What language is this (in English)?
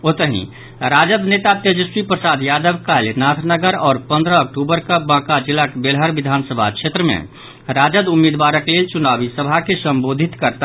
Maithili